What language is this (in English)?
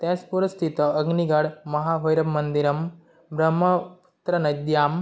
Sanskrit